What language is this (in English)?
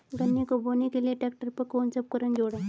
Hindi